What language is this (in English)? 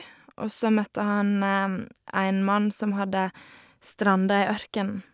Norwegian